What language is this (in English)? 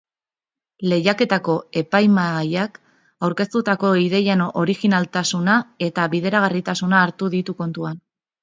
Basque